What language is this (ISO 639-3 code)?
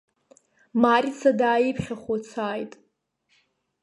abk